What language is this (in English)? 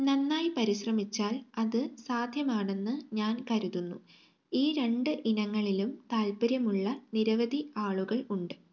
Malayalam